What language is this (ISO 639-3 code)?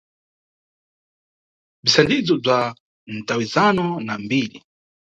nyu